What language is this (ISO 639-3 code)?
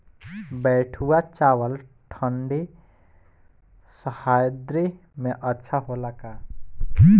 bho